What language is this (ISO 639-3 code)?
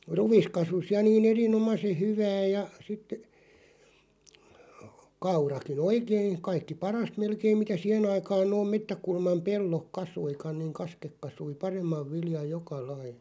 fin